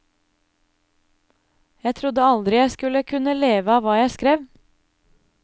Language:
Norwegian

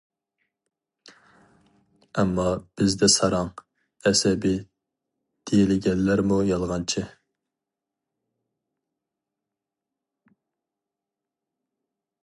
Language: Uyghur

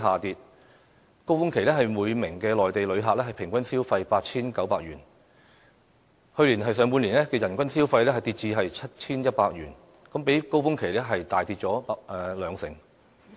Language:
Cantonese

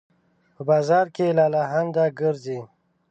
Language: Pashto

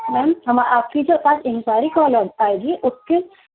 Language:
Urdu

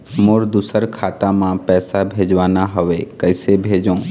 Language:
Chhattisgarhi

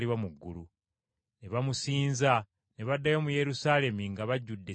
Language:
Ganda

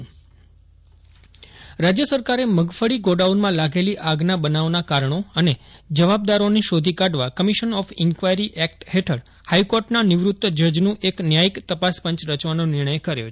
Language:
Gujarati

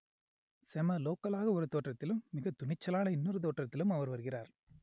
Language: Tamil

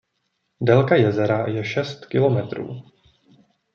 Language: Czech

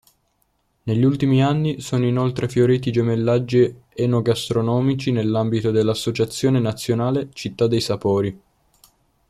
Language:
Italian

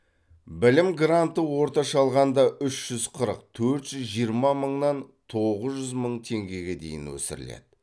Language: Kazakh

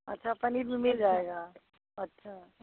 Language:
Hindi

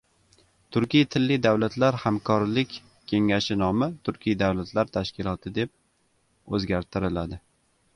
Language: Uzbek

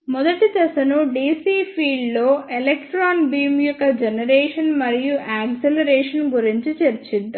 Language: Telugu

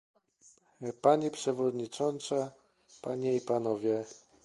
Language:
Polish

